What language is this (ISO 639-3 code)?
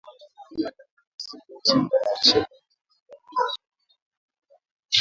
swa